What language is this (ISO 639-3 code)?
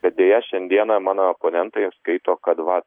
lit